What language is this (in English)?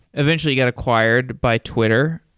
English